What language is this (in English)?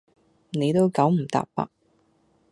Cantonese